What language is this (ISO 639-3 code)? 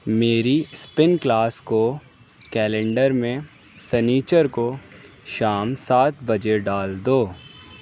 urd